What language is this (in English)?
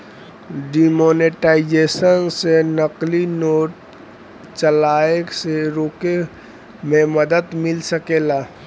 Bhojpuri